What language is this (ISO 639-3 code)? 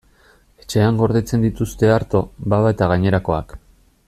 eus